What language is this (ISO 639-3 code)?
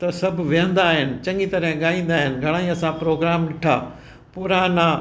snd